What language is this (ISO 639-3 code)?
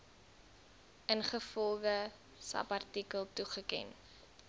afr